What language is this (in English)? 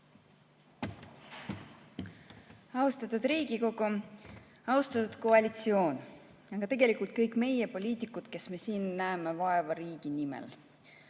Estonian